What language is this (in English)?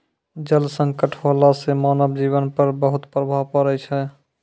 Maithili